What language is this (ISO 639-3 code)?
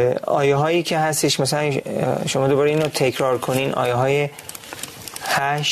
fas